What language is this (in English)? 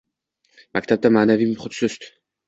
Uzbek